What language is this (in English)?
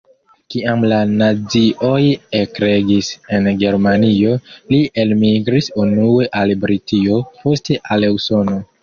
Esperanto